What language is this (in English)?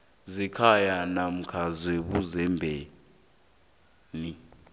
South Ndebele